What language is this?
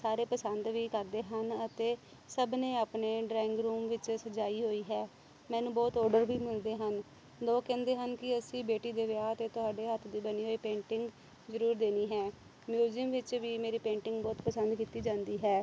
Punjabi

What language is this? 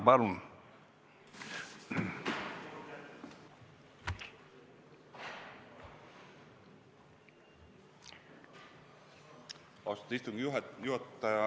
Estonian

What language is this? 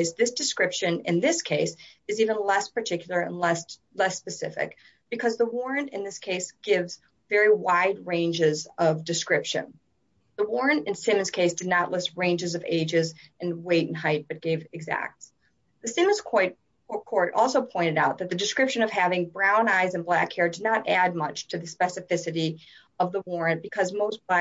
English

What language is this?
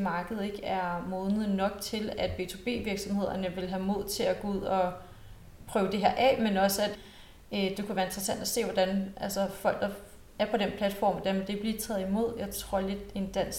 Danish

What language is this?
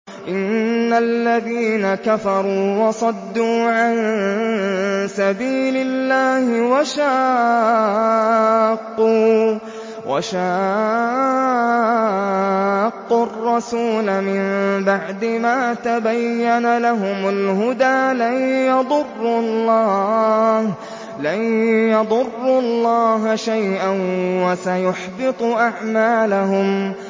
Arabic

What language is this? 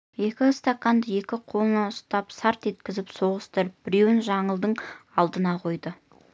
Kazakh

